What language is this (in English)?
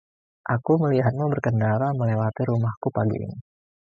Indonesian